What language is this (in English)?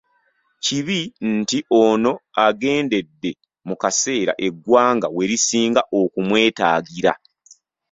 Ganda